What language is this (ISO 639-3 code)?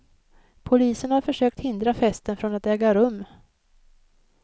swe